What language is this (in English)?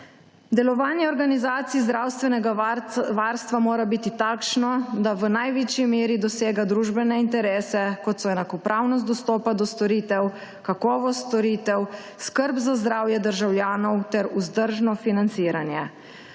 Slovenian